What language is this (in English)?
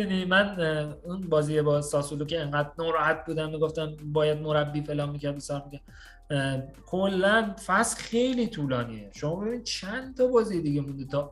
Persian